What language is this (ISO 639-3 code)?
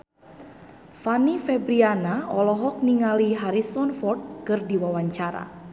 sun